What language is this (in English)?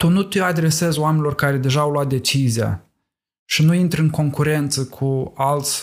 Romanian